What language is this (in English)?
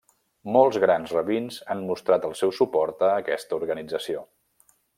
Catalan